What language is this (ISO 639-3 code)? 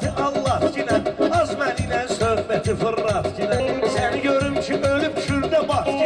ara